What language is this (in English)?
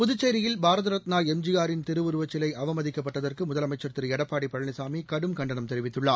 Tamil